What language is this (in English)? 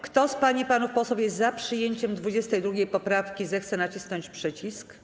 Polish